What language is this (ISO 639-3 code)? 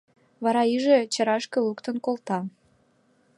chm